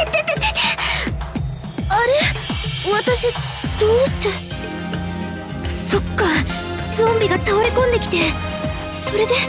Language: Japanese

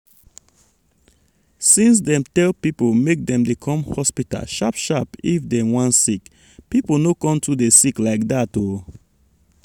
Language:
Nigerian Pidgin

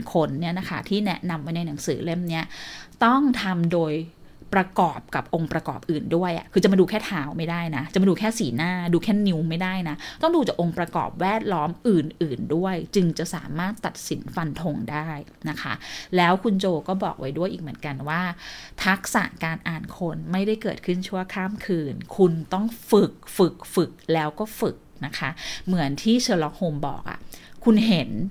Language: Thai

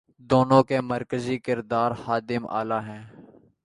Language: Urdu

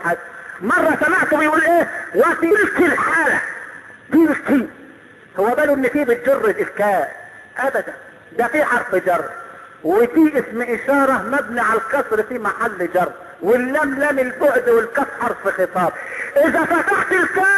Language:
Arabic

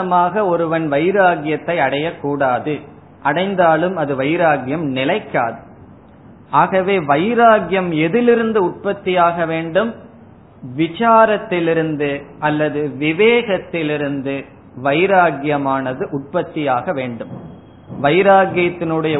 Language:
Tamil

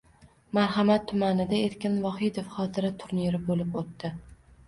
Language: Uzbek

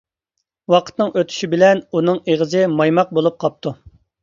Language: Uyghur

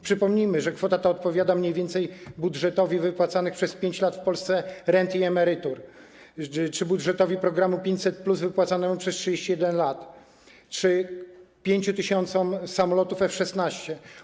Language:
Polish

